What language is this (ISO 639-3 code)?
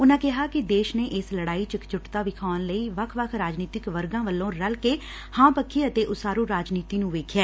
pan